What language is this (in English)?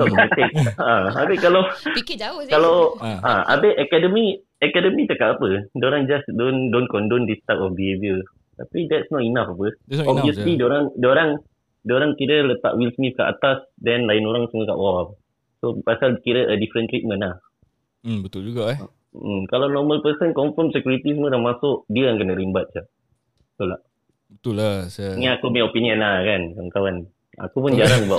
Malay